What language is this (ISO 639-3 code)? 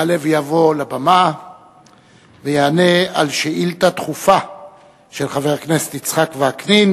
heb